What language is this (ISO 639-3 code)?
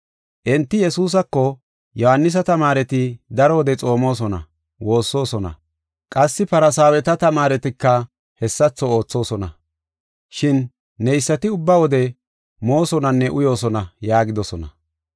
gof